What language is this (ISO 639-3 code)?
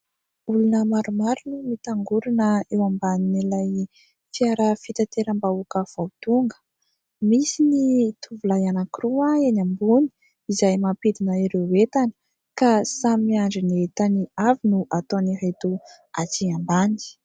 mlg